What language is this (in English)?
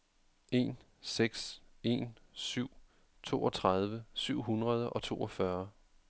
Danish